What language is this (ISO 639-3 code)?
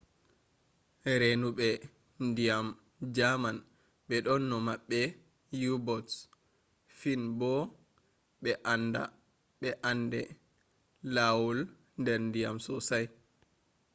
ful